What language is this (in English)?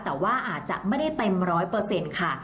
Thai